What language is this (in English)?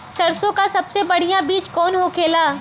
Bhojpuri